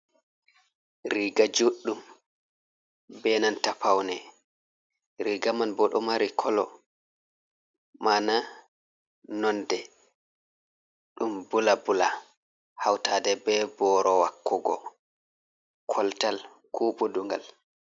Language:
Fula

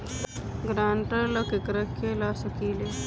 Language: Bhojpuri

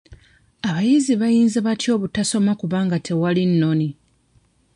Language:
Ganda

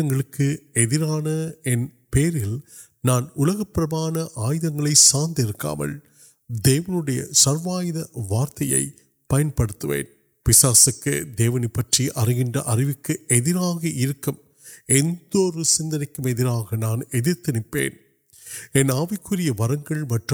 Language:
Urdu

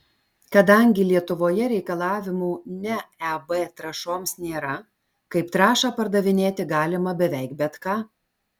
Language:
Lithuanian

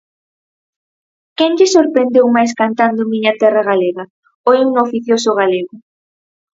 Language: Galician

